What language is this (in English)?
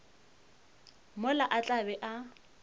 Northern Sotho